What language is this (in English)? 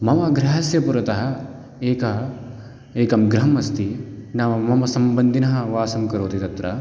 Sanskrit